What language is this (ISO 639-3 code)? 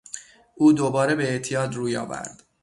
fas